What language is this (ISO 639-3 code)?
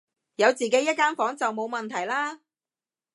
yue